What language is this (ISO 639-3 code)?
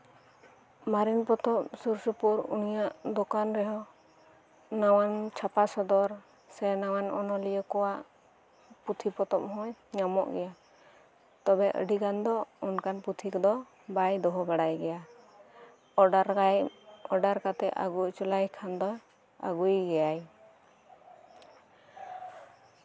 sat